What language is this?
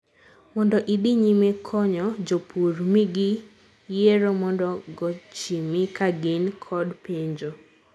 Luo (Kenya and Tanzania)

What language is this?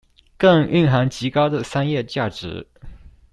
Chinese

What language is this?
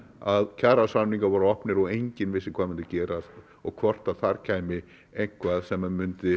Icelandic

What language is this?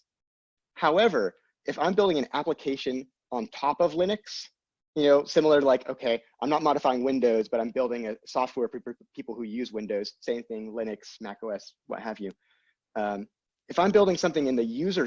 English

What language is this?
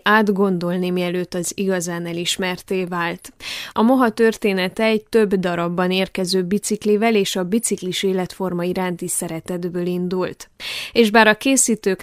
Hungarian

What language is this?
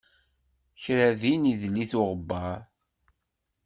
Kabyle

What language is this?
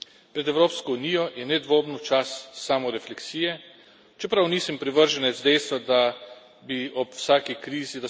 Slovenian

